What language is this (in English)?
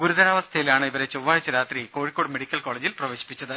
Malayalam